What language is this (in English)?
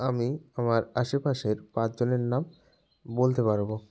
Bangla